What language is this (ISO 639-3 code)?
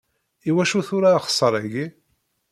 kab